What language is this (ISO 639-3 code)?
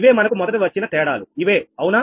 tel